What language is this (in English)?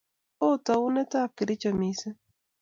Kalenjin